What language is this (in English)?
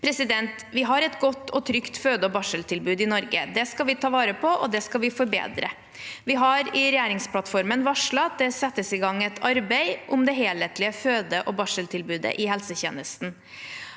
Norwegian